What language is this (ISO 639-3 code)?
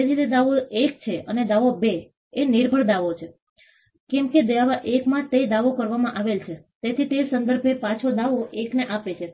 guj